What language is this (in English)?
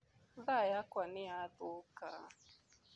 Kikuyu